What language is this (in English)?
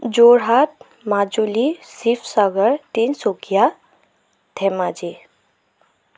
Assamese